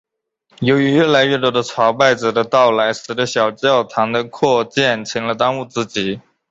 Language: Chinese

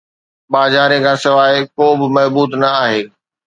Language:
Sindhi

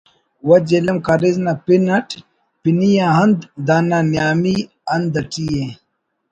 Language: Brahui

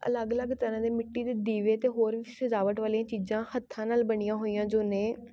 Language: Punjabi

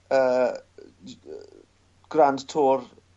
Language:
Welsh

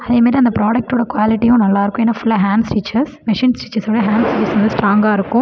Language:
Tamil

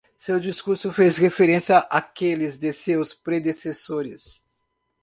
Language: Portuguese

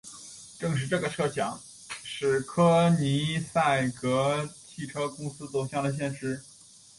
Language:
Chinese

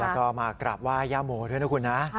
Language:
Thai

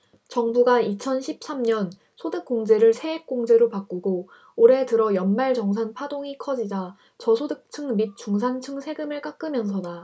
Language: Korean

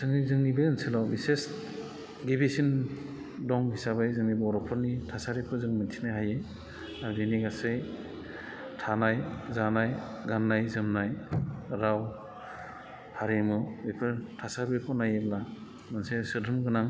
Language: Bodo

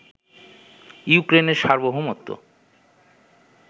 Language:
Bangla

